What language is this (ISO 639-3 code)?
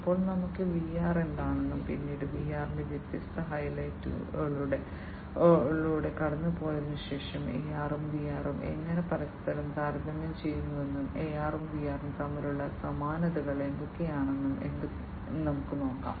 mal